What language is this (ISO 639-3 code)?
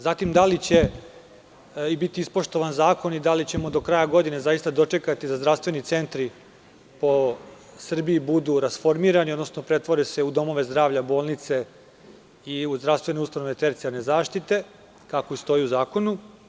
srp